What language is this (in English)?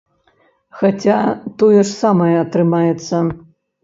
Belarusian